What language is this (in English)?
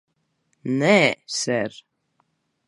Latvian